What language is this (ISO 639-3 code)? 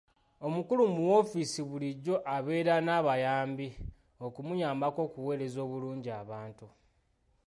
lug